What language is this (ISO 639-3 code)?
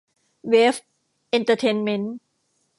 tha